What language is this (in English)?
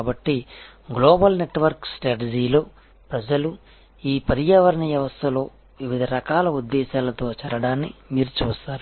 Telugu